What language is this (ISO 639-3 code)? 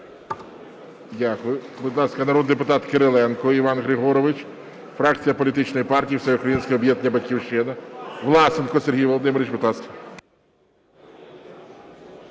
ukr